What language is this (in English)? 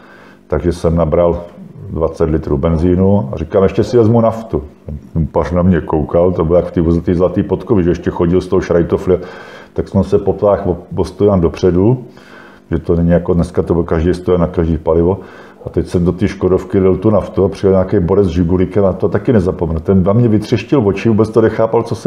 Czech